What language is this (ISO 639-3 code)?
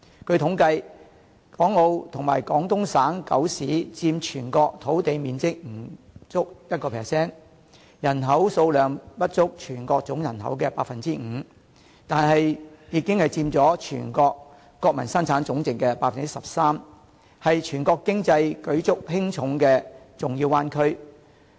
yue